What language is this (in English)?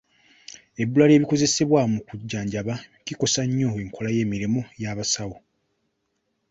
Ganda